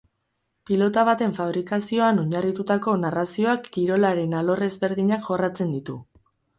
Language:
Basque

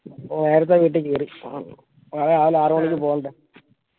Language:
Malayalam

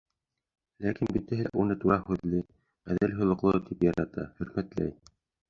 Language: Bashkir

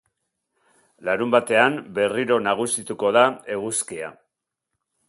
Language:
Basque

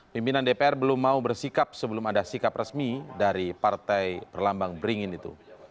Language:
Indonesian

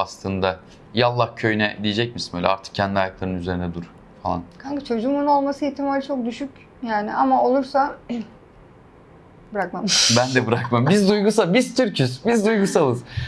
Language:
Turkish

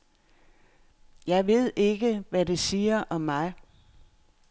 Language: Danish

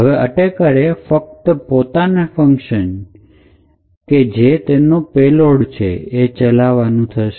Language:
Gujarati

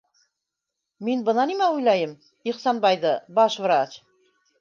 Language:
Bashkir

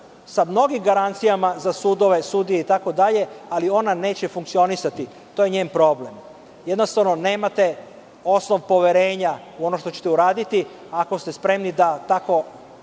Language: Serbian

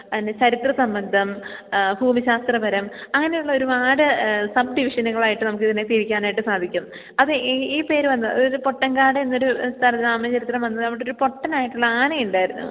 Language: Malayalam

